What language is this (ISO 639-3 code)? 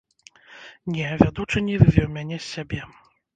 bel